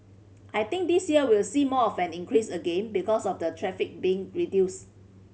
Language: English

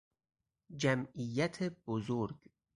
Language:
Persian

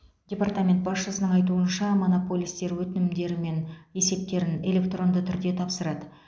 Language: Kazakh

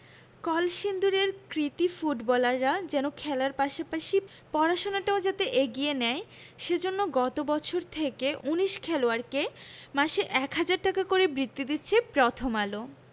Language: Bangla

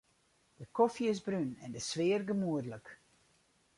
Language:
Western Frisian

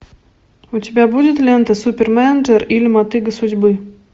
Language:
Russian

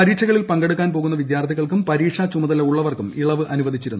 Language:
Malayalam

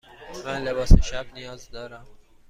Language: Persian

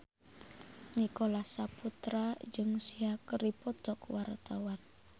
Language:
Sundanese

